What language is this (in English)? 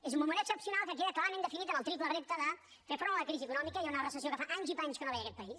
Catalan